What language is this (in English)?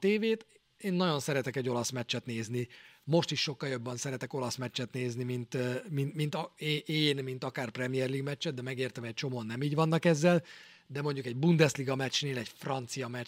Hungarian